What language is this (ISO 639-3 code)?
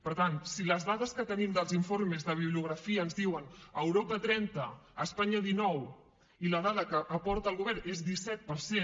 cat